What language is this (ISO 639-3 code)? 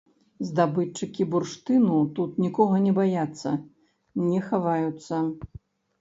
bel